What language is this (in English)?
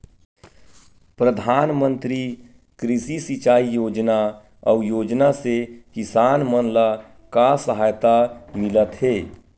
Chhattisgarhi